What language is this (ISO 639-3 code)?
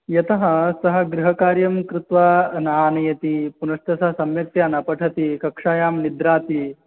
san